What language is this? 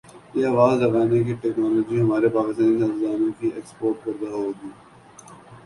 Urdu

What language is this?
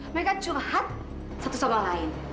Indonesian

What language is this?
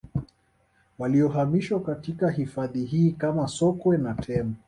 Swahili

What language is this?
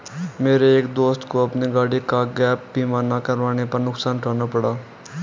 Hindi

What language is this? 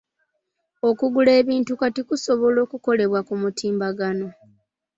Ganda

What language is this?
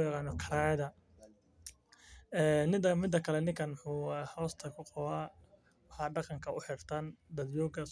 Somali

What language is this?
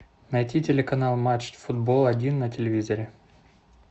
Russian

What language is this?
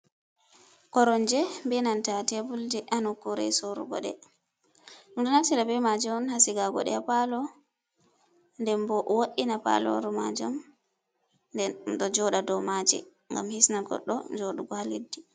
Fula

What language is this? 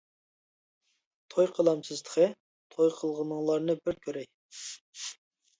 Uyghur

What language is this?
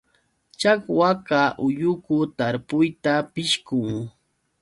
Yauyos Quechua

